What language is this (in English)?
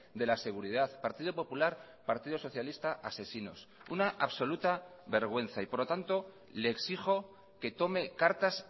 Spanish